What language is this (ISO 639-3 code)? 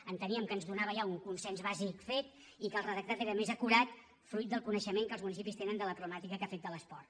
cat